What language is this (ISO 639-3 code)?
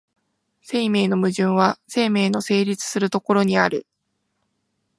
jpn